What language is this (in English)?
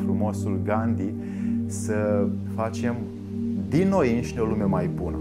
Romanian